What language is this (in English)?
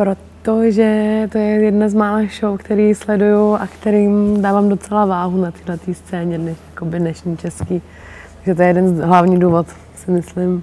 Czech